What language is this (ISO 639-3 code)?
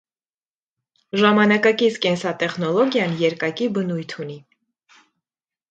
hye